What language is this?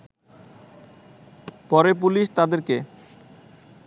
Bangla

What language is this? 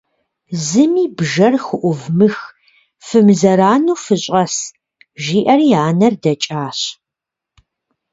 Kabardian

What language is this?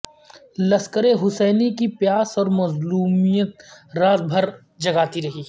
Urdu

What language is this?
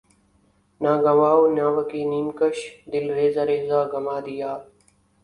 Urdu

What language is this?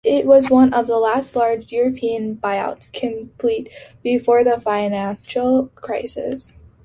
English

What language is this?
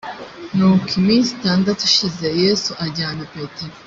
Kinyarwanda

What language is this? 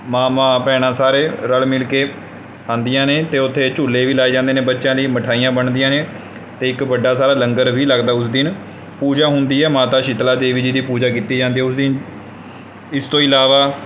Punjabi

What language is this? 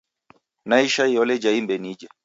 Taita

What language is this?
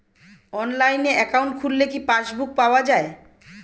Bangla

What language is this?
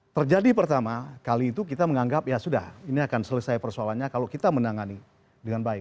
Indonesian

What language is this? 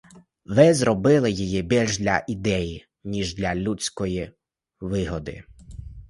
Ukrainian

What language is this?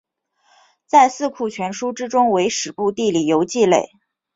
Chinese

